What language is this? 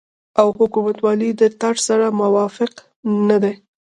Pashto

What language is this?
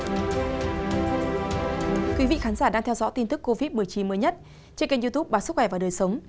Vietnamese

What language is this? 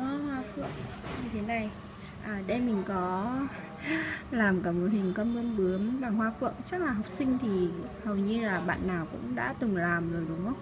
Vietnamese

